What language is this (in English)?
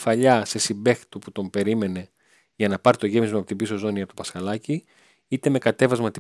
Greek